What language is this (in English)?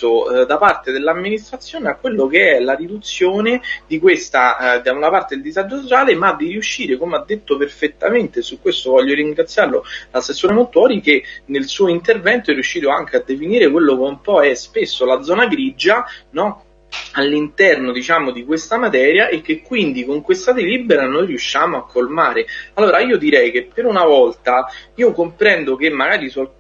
Italian